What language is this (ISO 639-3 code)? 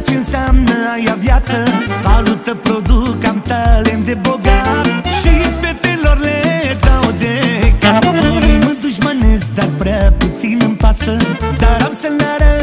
ron